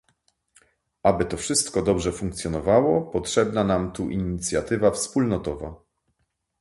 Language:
Polish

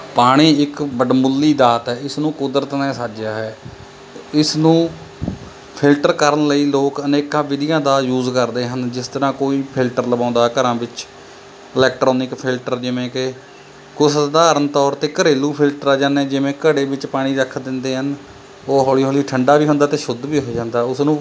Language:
Punjabi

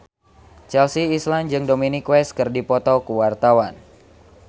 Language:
Sundanese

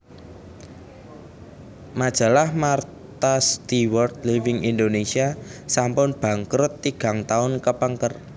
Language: Javanese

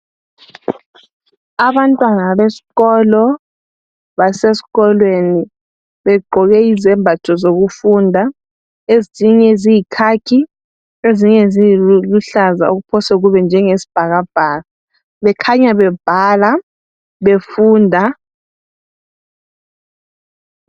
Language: North Ndebele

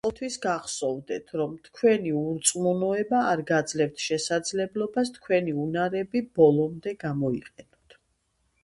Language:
Georgian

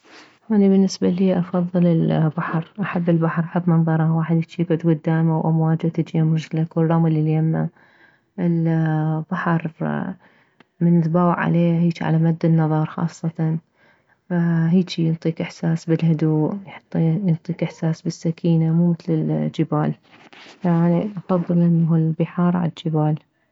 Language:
Mesopotamian Arabic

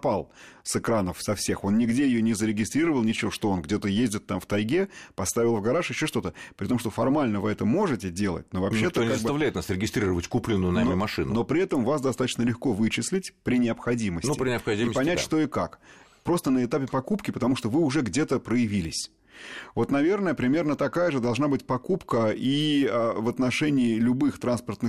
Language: Russian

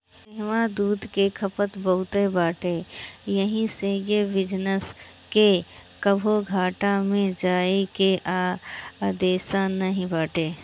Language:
Bhojpuri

